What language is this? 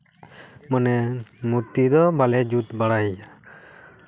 Santali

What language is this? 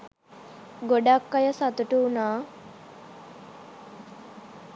Sinhala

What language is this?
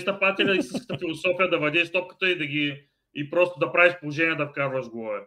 Bulgarian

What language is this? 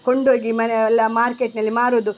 Kannada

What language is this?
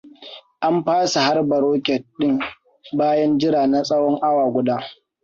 Hausa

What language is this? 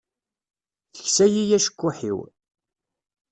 Kabyle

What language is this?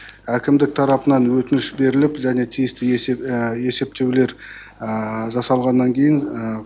Kazakh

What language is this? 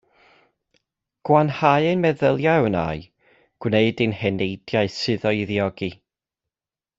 Welsh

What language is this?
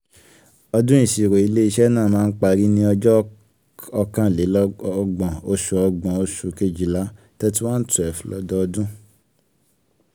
Yoruba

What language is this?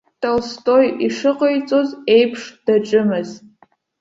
Abkhazian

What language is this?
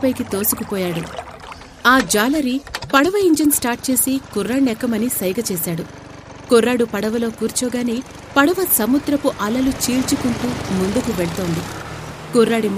Telugu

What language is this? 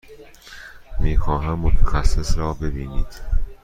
Persian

